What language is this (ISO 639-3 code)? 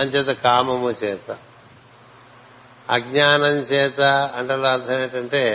tel